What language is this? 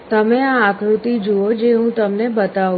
Gujarati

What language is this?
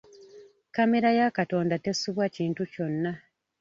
Ganda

